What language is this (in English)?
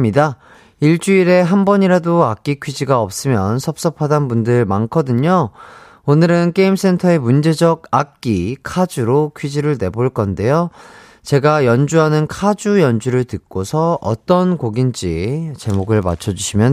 Korean